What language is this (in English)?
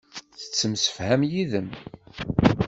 Kabyle